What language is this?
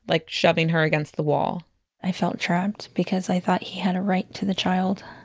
English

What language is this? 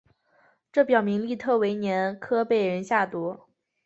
Chinese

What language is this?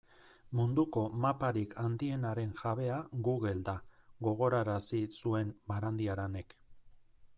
Basque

